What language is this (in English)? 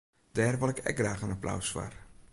Western Frisian